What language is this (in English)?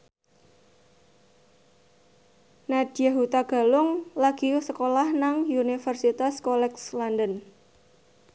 Javanese